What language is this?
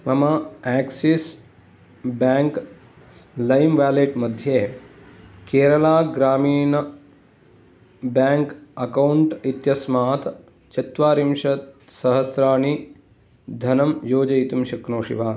Sanskrit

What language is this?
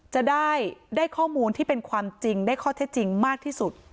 Thai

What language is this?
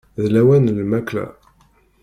Kabyle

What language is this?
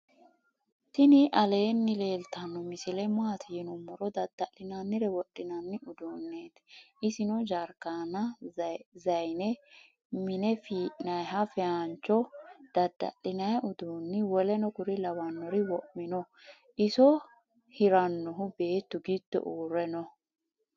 Sidamo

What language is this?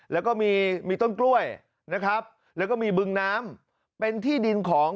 Thai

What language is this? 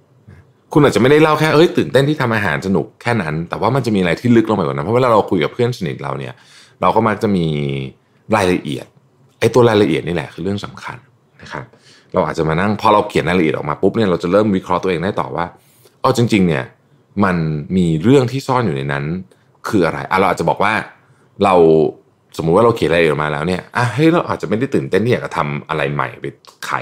Thai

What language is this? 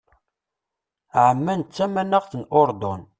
Kabyle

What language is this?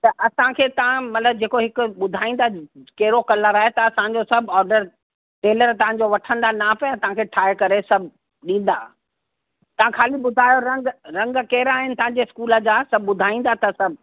Sindhi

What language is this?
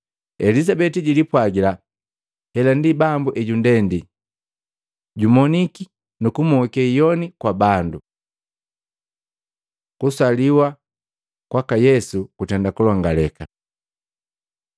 Matengo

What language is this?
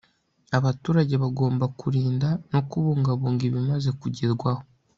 Kinyarwanda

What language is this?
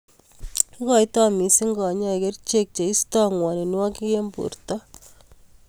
Kalenjin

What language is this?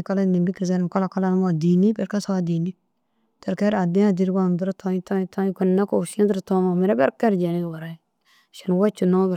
Dazaga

